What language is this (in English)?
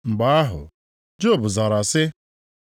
Igbo